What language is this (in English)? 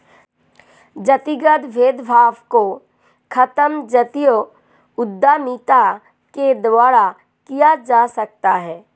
Hindi